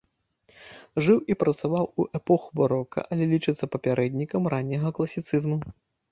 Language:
Belarusian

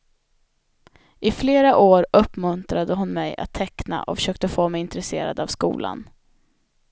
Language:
Swedish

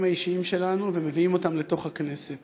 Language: Hebrew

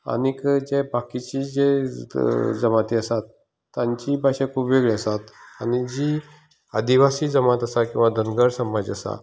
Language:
Konkani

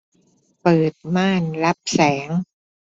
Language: Thai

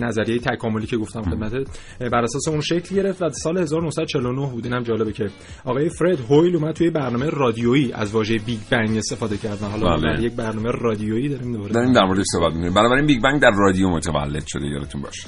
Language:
Persian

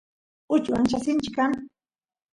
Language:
Santiago del Estero Quichua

